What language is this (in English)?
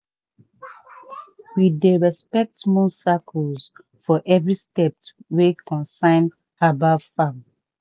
Nigerian Pidgin